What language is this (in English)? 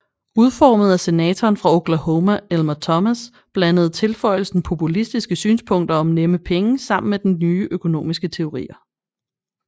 Danish